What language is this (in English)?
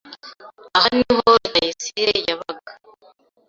Kinyarwanda